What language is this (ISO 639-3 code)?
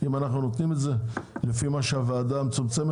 heb